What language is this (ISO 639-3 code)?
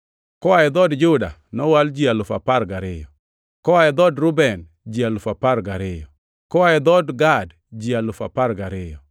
luo